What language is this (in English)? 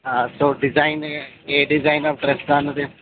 Telugu